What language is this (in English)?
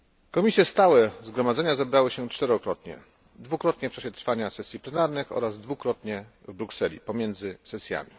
Polish